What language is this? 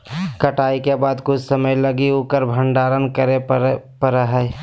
Magahi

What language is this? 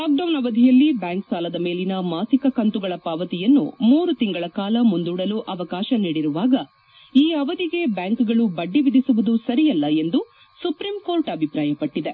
Kannada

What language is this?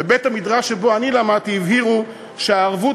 Hebrew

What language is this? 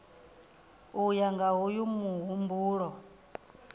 Venda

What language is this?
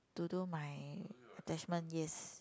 English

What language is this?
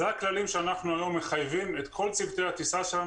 Hebrew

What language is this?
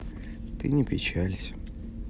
Russian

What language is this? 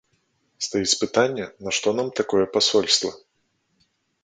Belarusian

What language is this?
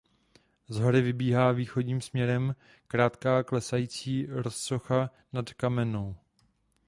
Czech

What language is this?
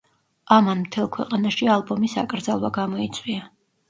Georgian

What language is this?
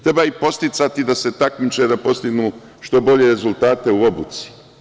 Serbian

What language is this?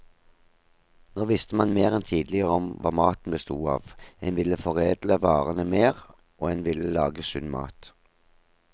Norwegian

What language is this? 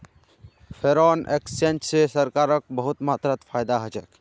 Magahi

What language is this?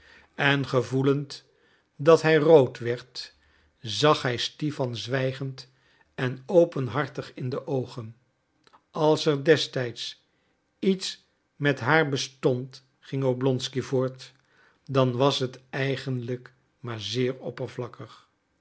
Dutch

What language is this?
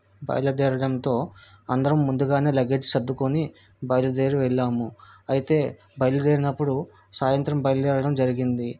Telugu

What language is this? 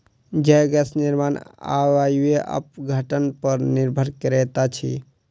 Maithili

